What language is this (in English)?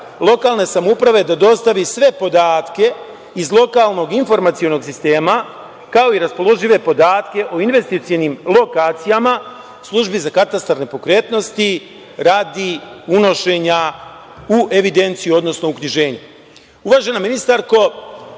Serbian